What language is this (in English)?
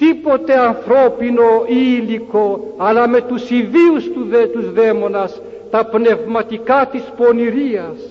Greek